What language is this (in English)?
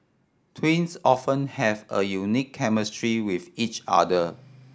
English